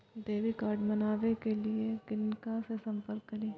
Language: Maithili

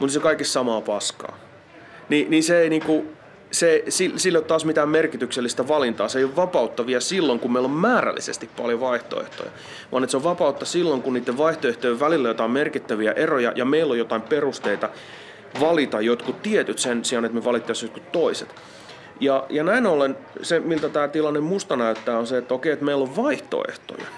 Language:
Finnish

